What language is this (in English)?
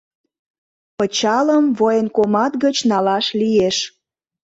Mari